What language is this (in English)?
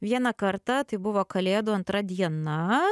Lithuanian